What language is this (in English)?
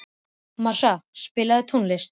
Icelandic